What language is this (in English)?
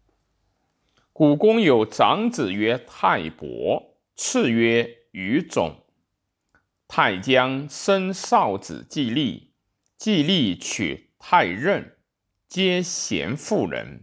Chinese